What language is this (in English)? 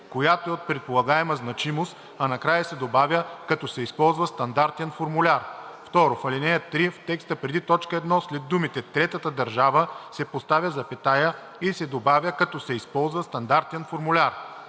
Bulgarian